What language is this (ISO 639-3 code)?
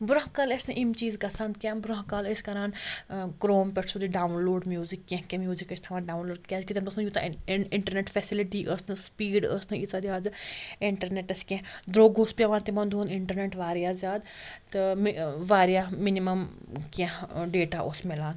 kas